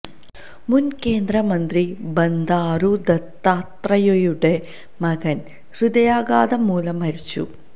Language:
Malayalam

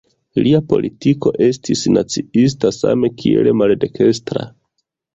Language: Esperanto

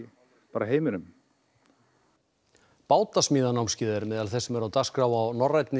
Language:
Icelandic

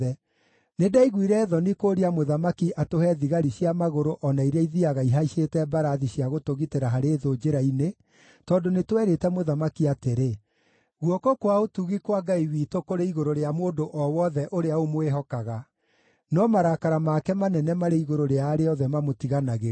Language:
Kikuyu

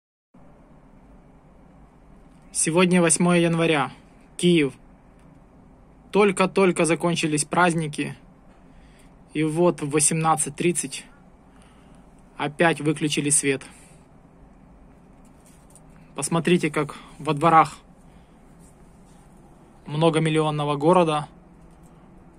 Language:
Russian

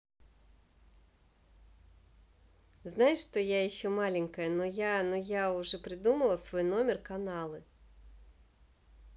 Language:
Russian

